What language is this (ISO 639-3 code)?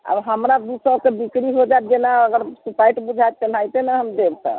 mai